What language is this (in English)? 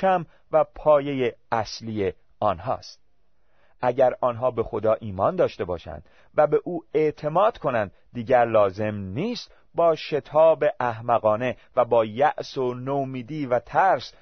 Persian